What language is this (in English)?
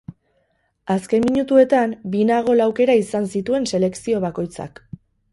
Basque